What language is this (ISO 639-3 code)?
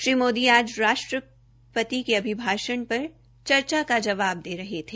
hin